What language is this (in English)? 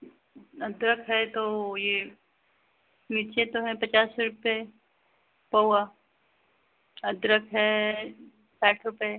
Hindi